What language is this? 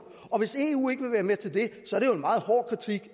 Danish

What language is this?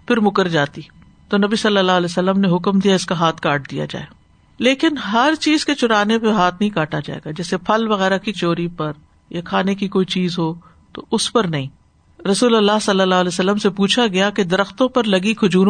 Urdu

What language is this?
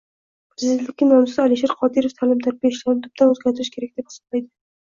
Uzbek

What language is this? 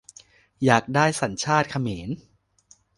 Thai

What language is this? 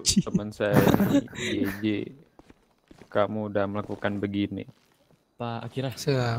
Indonesian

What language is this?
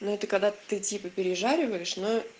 Russian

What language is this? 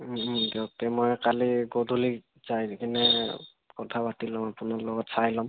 Assamese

